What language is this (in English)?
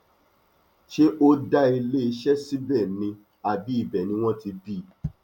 Yoruba